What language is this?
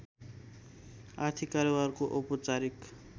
Nepali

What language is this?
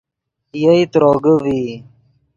Yidgha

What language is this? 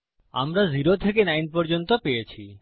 Bangla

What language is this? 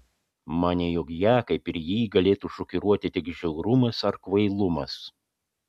Lithuanian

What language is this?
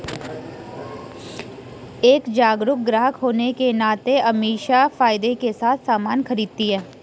Hindi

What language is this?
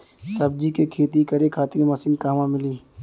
Bhojpuri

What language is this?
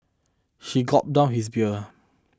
English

